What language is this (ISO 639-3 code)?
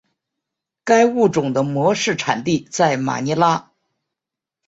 zho